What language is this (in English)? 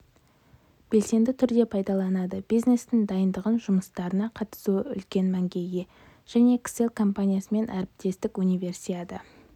Kazakh